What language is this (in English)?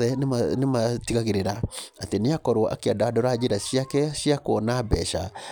Kikuyu